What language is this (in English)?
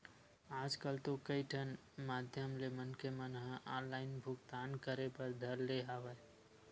Chhattisgarhi